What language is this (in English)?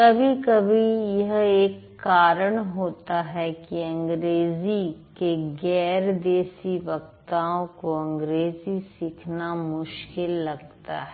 Hindi